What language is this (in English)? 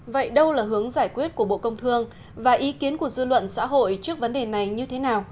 Vietnamese